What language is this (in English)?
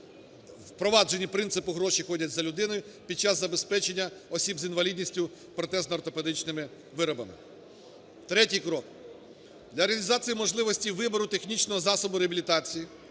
Ukrainian